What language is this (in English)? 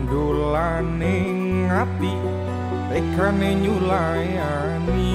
Indonesian